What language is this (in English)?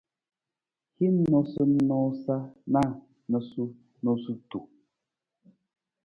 Nawdm